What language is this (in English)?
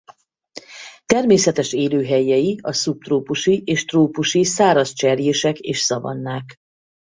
Hungarian